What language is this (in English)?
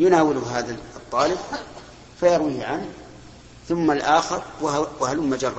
Arabic